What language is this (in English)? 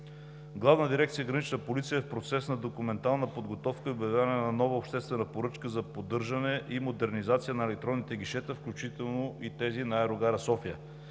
Bulgarian